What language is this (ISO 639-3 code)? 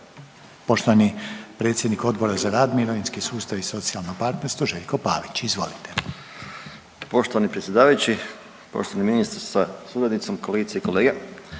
hrv